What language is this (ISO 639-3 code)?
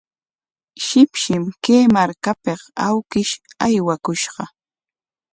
qwa